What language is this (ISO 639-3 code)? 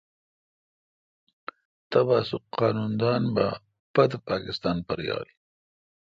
xka